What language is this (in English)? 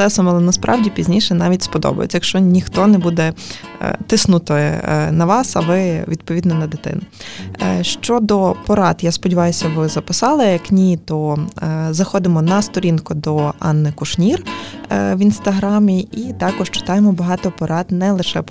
Ukrainian